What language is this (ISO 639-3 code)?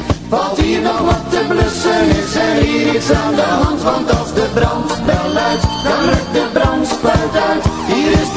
nld